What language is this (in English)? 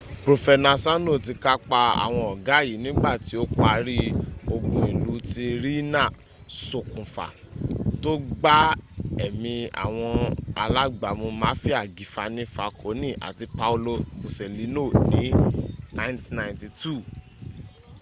Yoruba